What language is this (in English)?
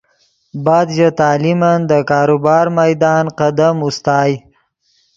Yidgha